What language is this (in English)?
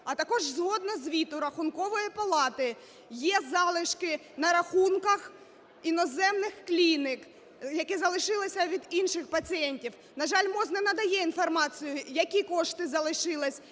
Ukrainian